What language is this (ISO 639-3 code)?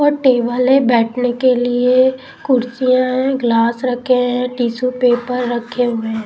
hin